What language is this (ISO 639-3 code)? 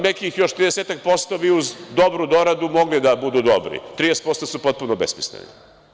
srp